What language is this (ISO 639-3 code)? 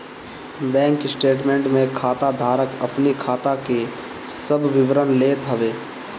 bho